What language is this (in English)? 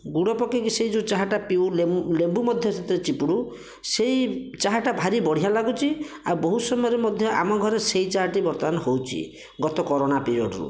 Odia